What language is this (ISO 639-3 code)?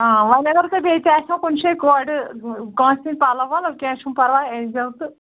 kas